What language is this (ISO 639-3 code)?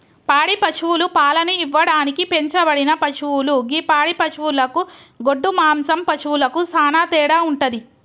tel